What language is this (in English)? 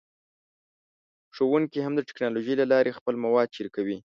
Pashto